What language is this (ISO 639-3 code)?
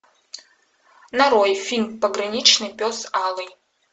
rus